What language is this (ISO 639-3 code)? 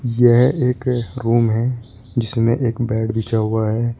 hin